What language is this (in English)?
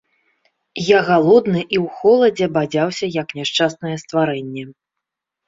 Belarusian